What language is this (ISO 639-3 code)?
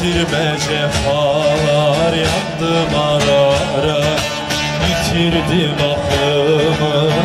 tur